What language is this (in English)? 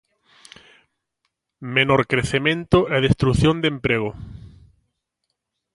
Galician